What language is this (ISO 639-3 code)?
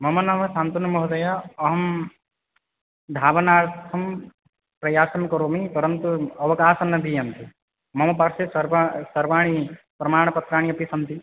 san